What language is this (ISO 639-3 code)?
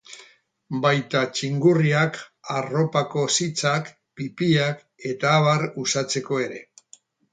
eus